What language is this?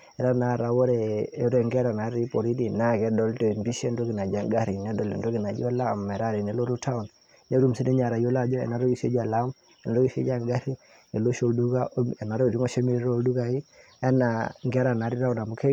Masai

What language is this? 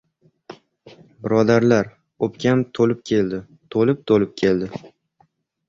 Uzbek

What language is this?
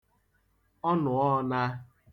Igbo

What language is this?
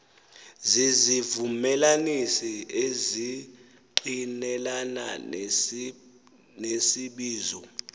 Xhosa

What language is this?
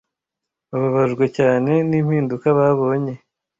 Kinyarwanda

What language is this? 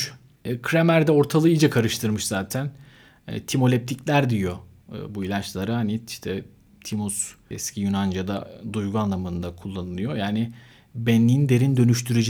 Turkish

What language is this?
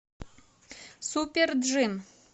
Russian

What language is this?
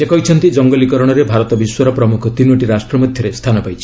Odia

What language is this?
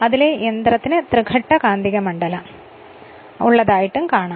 Malayalam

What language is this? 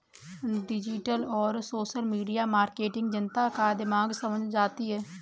Hindi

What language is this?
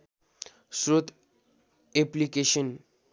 Nepali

